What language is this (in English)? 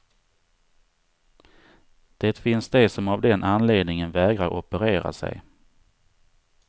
Swedish